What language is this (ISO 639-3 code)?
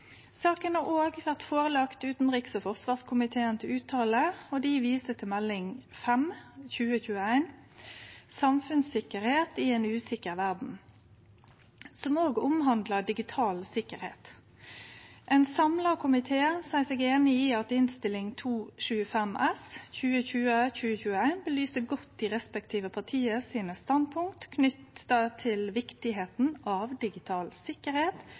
nno